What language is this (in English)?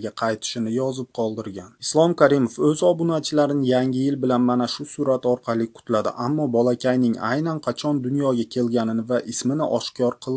Uzbek